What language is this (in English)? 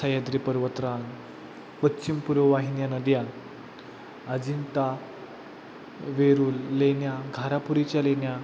Marathi